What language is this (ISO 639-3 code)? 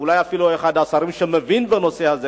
heb